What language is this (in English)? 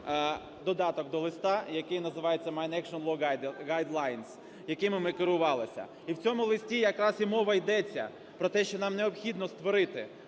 Ukrainian